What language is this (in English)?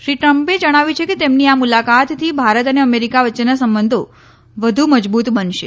Gujarati